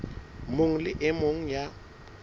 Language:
Southern Sotho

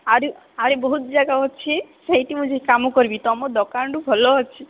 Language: Odia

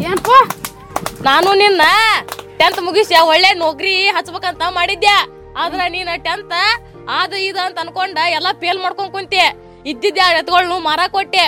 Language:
Kannada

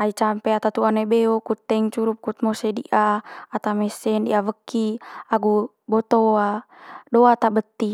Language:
Manggarai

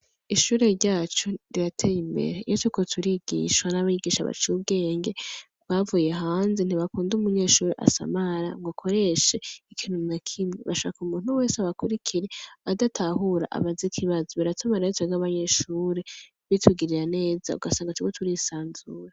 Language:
Rundi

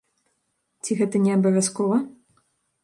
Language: Belarusian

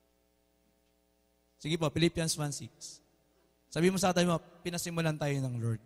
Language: Filipino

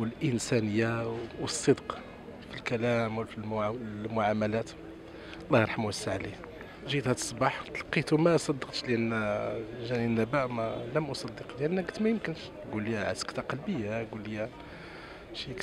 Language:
Arabic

